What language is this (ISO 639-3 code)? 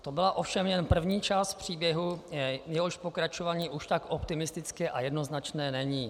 ces